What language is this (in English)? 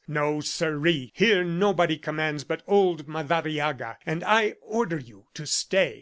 English